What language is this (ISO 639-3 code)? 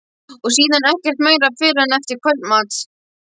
isl